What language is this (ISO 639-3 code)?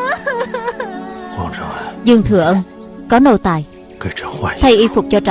vie